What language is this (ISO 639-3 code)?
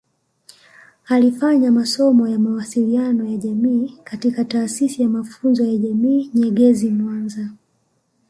swa